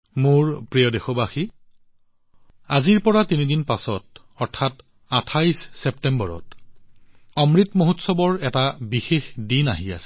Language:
Assamese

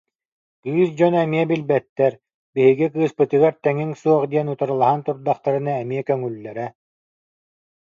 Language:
Yakut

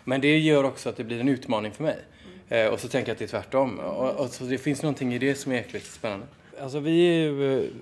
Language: Swedish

